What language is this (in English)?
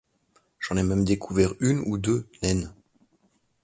French